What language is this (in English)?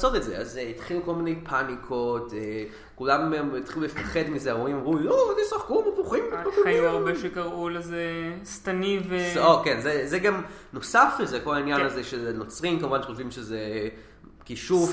Hebrew